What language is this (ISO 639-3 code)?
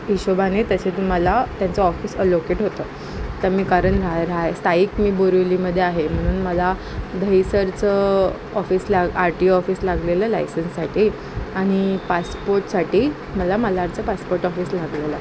mar